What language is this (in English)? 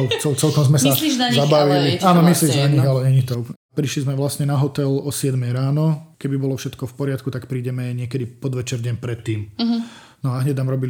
Slovak